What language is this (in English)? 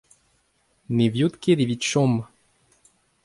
Breton